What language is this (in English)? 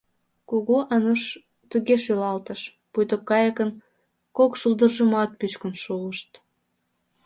Mari